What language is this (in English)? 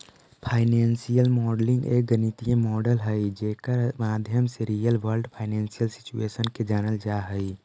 Magahi